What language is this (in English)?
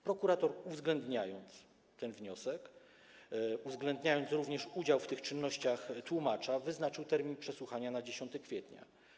Polish